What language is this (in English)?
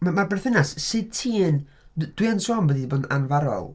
Welsh